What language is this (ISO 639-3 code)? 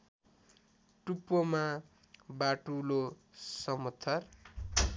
nep